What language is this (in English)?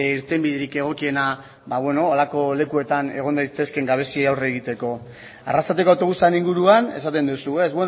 Basque